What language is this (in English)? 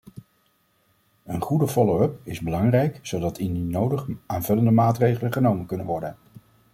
Dutch